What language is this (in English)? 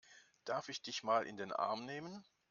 German